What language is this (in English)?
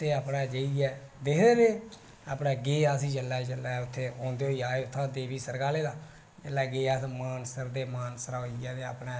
Dogri